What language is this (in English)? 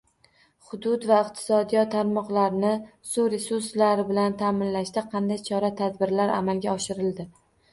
Uzbek